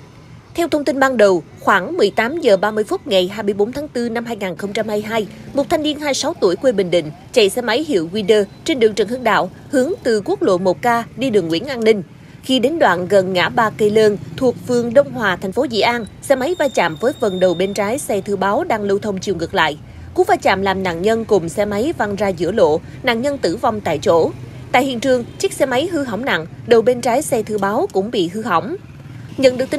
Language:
Vietnamese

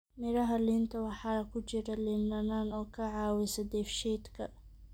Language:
Somali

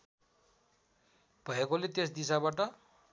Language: Nepali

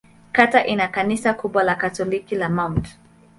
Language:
Swahili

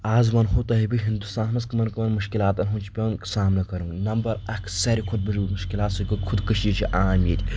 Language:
Kashmiri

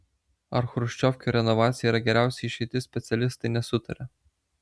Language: Lithuanian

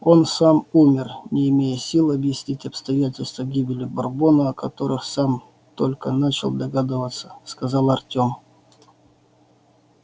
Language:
Russian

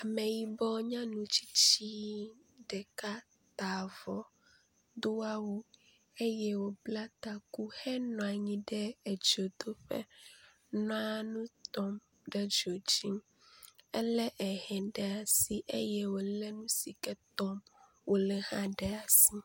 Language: Ewe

